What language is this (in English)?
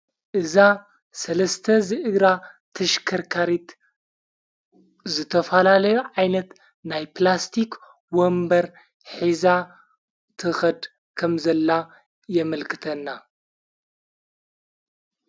Tigrinya